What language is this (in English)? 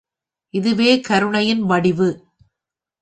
Tamil